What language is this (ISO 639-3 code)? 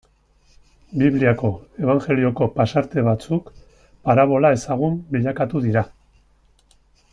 eus